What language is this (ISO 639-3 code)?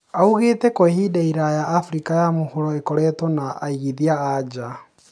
kik